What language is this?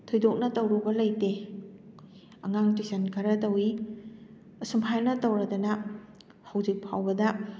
Manipuri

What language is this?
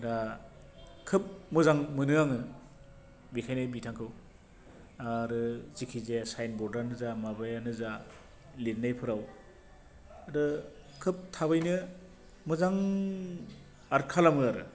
Bodo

